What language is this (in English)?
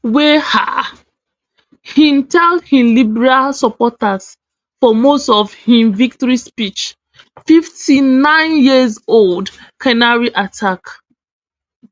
Nigerian Pidgin